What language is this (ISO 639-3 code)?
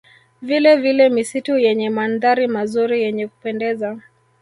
swa